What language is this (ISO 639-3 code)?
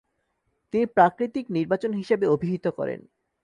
ben